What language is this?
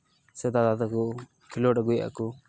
Santali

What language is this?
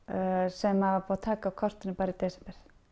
Icelandic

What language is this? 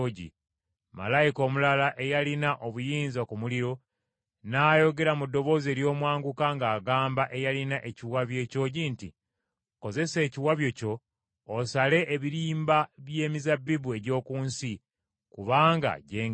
Ganda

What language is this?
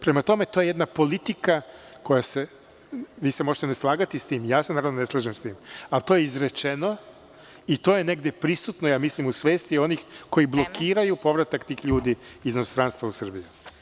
Serbian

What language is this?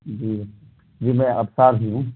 Urdu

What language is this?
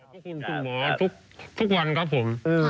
Thai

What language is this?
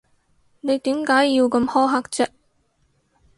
Cantonese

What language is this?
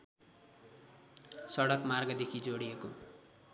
Nepali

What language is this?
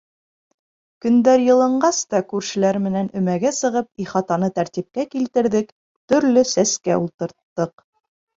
Bashkir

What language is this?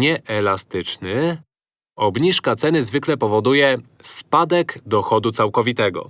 Polish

